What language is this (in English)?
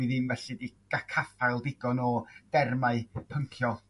Welsh